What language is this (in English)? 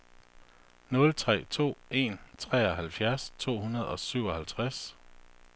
Danish